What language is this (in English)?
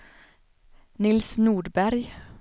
Swedish